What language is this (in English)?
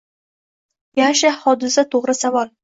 Uzbek